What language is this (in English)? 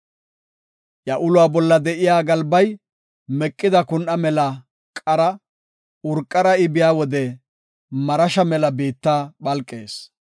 Gofa